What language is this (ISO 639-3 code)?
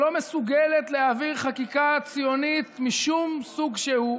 heb